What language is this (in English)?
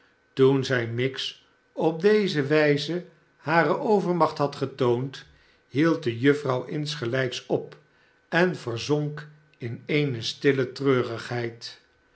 Dutch